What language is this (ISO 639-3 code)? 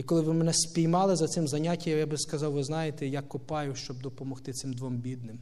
rus